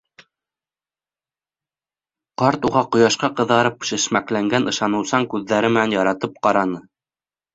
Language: Bashkir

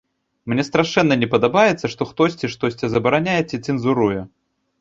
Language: Belarusian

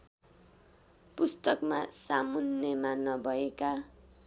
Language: Nepali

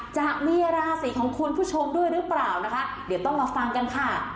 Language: Thai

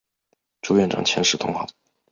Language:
Chinese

